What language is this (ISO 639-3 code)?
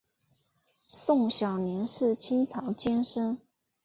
zho